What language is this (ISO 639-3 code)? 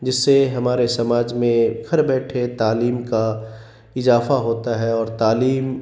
urd